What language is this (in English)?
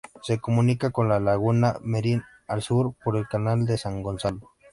Spanish